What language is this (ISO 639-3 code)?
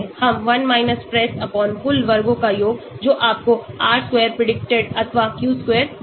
hin